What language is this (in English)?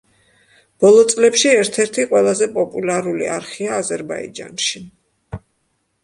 Georgian